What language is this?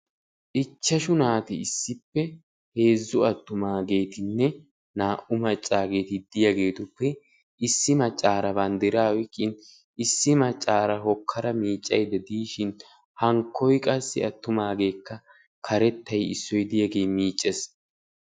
Wolaytta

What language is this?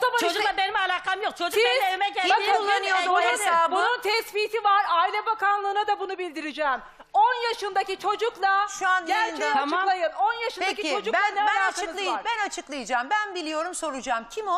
Turkish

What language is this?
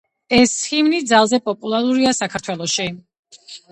Georgian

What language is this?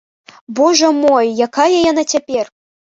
Belarusian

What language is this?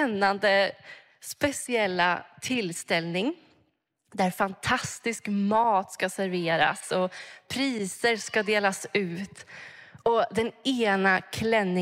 Swedish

